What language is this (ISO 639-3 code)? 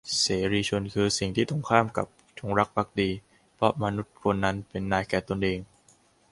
tha